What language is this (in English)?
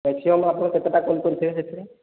Odia